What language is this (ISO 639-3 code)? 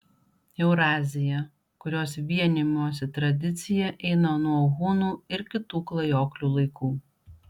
lit